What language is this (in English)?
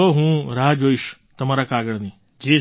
Gujarati